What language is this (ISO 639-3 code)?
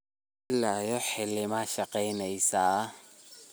som